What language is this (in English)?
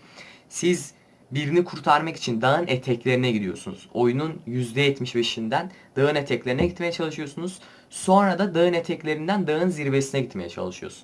Turkish